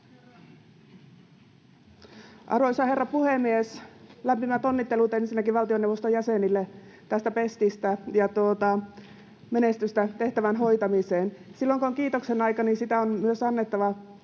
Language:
Finnish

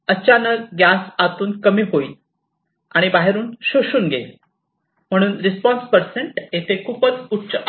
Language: Marathi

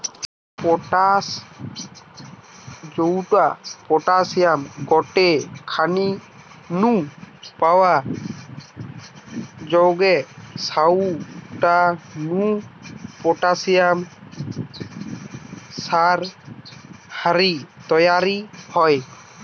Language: Bangla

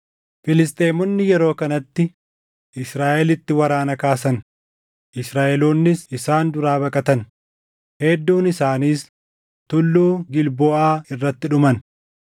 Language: Oromo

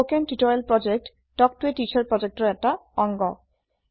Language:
Assamese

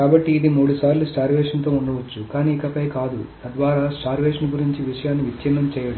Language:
Telugu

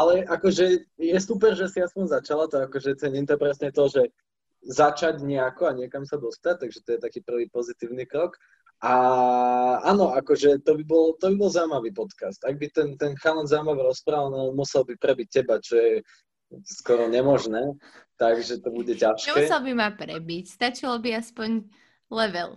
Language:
Slovak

